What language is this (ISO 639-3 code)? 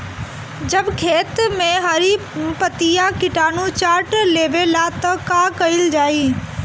bho